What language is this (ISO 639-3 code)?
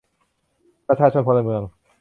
tha